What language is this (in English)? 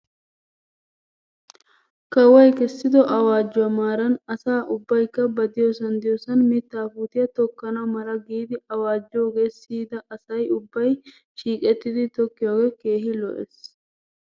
Wolaytta